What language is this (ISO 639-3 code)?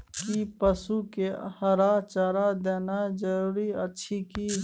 mai